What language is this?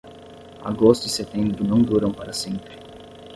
Portuguese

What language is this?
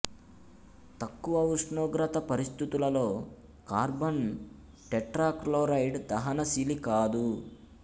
Telugu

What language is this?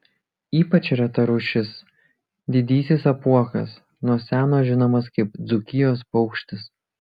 Lithuanian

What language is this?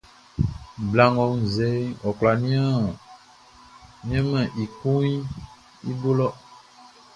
Baoulé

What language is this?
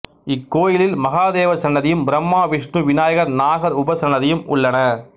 Tamil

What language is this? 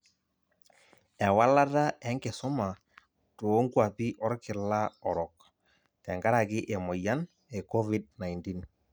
Masai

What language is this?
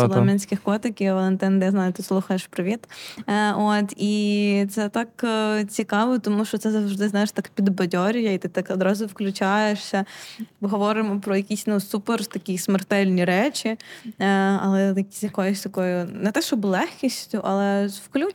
Ukrainian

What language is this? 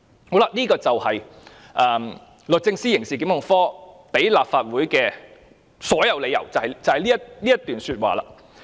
Cantonese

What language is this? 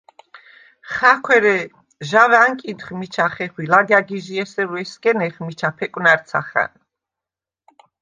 Svan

